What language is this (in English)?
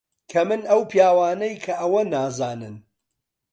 Central Kurdish